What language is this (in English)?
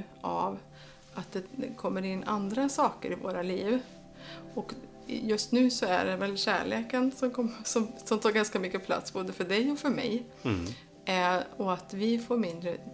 Swedish